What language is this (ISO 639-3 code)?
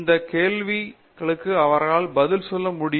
tam